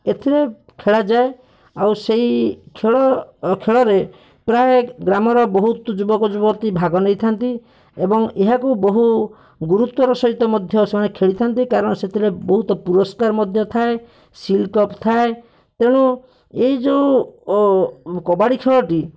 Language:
Odia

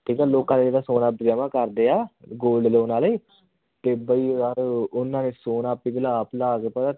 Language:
Punjabi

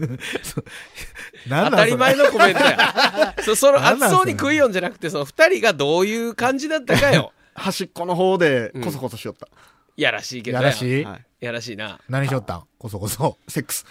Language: Japanese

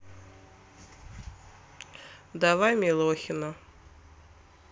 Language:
Russian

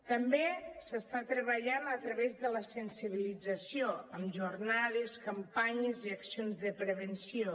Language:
Catalan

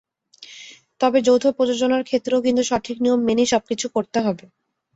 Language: Bangla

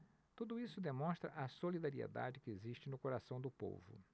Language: Portuguese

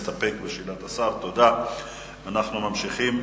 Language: Hebrew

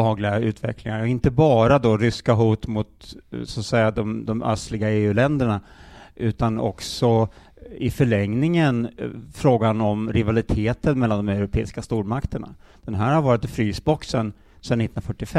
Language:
Swedish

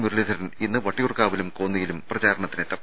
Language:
Malayalam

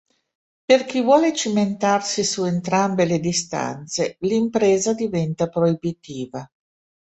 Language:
Italian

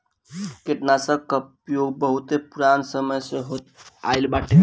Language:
Bhojpuri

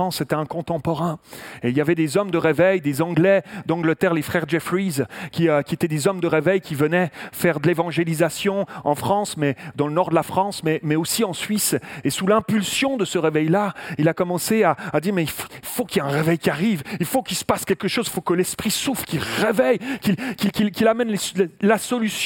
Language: French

